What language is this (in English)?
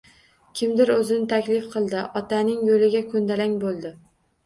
Uzbek